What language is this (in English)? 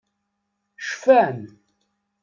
Kabyle